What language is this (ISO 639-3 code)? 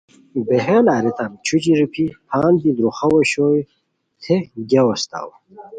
khw